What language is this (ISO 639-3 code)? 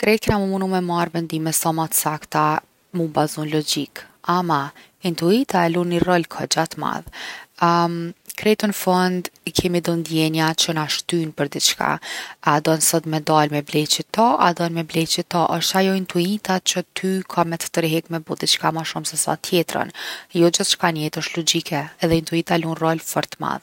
aln